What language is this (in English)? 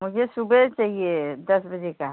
Hindi